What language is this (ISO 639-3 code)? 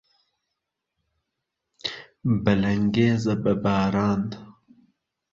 ckb